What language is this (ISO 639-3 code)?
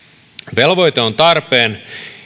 fin